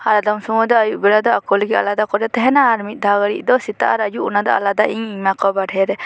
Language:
Santali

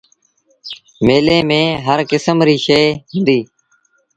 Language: Sindhi Bhil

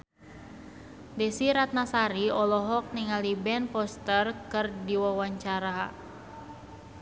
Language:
Sundanese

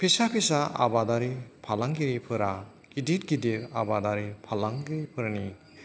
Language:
Bodo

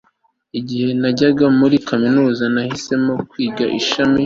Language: Kinyarwanda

